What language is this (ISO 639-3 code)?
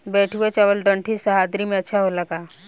bho